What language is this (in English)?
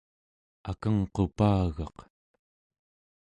Central Yupik